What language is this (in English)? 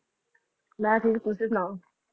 Punjabi